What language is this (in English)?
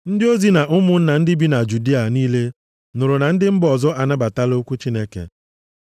Igbo